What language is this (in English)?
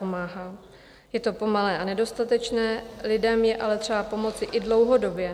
Czech